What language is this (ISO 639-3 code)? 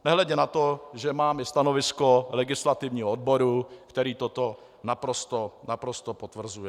ces